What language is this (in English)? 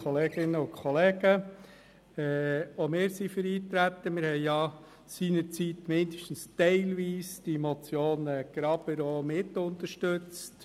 Swiss German